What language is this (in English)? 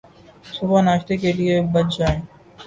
Urdu